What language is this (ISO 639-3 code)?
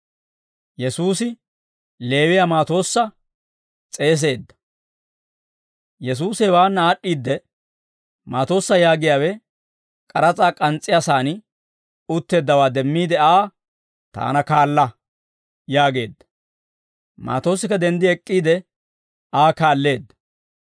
dwr